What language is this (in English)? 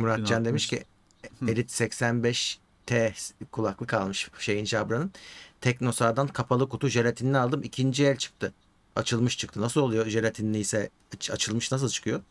Turkish